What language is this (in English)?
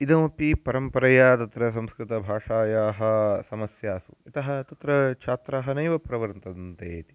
Sanskrit